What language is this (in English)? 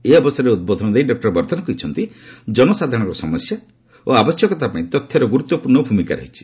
Odia